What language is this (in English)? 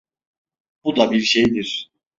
Turkish